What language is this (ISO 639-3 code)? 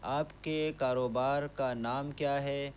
urd